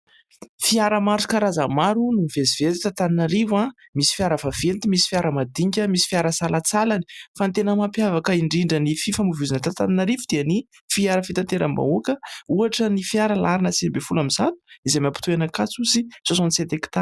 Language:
Malagasy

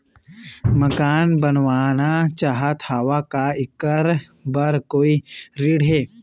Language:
Chhattisgarhi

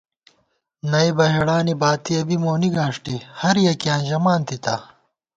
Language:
Gawar-Bati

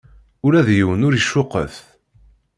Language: Kabyle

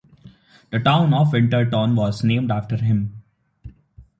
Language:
English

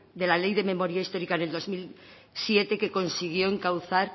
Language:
Spanish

